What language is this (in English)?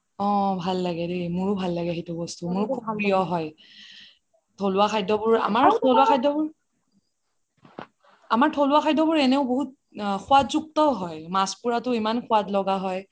Assamese